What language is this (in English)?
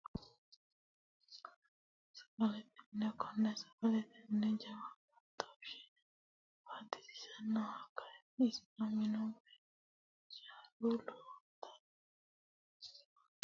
Sidamo